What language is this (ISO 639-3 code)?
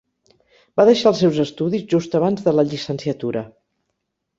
cat